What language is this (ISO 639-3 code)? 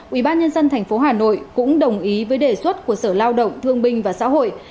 vie